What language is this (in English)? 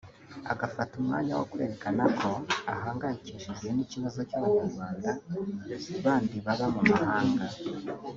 Kinyarwanda